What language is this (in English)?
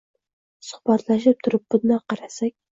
Uzbek